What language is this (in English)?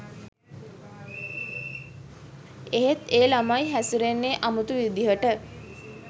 Sinhala